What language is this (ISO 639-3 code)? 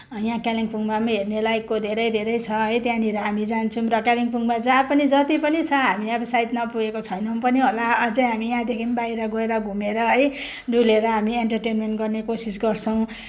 nep